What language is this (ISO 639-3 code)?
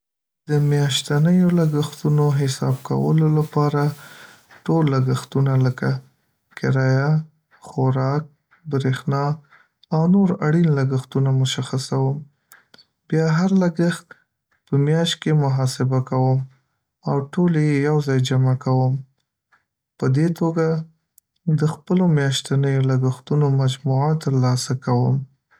pus